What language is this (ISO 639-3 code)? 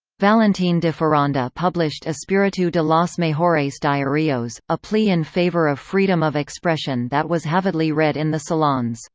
eng